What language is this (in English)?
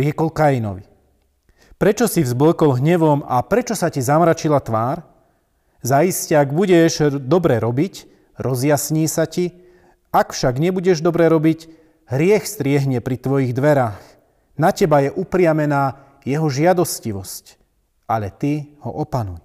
Slovak